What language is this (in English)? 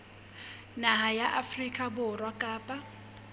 Southern Sotho